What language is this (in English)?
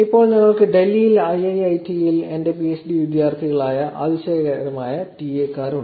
Malayalam